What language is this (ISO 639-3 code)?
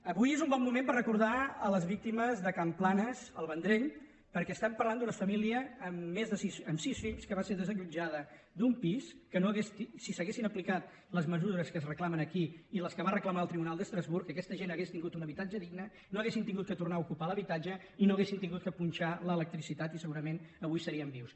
cat